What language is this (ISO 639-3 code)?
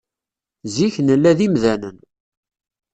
kab